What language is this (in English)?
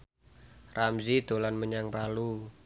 Javanese